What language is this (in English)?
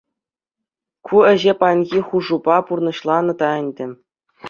Chuvash